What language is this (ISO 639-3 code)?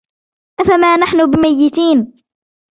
ara